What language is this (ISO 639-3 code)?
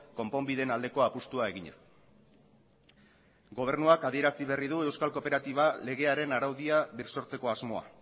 eus